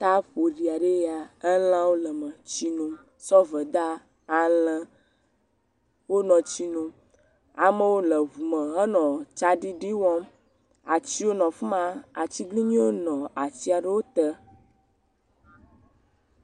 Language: Ewe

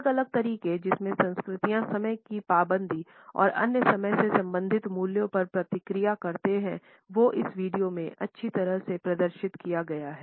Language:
Hindi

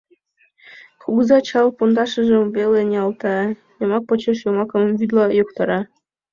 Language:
Mari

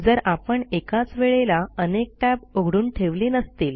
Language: Marathi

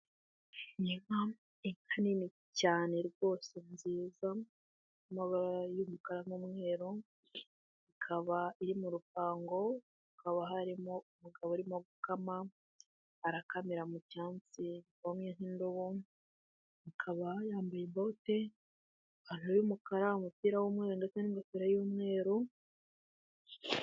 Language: Kinyarwanda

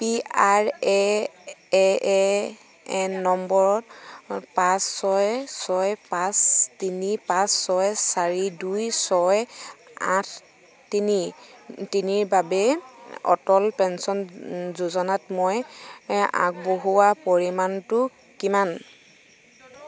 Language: Assamese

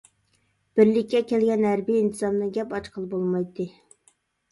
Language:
Uyghur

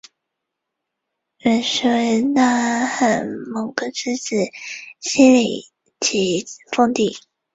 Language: Chinese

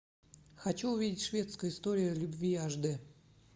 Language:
Russian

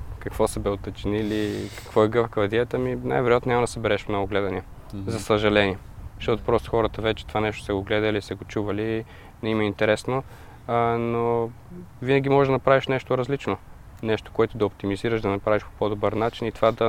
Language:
Bulgarian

